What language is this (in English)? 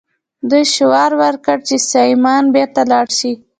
Pashto